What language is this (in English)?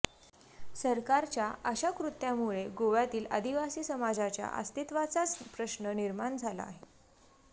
Marathi